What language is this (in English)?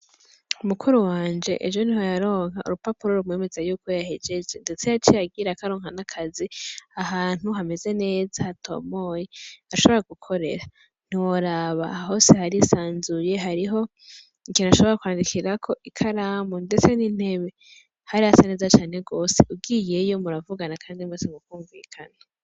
Rundi